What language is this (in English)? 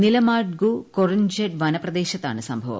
Malayalam